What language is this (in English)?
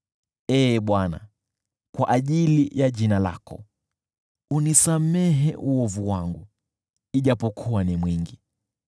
Swahili